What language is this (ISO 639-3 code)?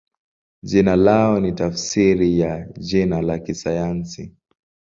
swa